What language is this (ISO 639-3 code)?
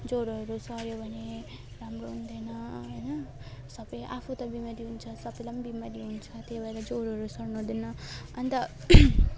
nep